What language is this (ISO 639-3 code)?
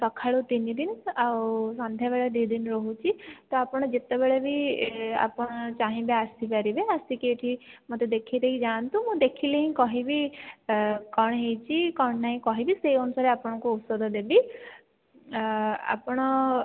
ori